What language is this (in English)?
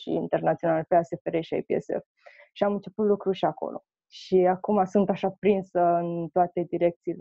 Romanian